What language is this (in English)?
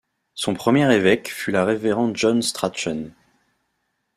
French